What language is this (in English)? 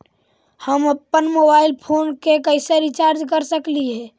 Magahi